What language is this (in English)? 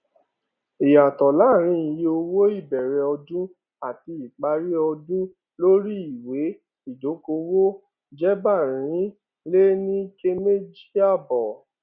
Yoruba